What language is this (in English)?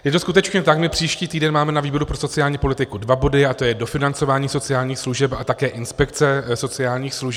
Czech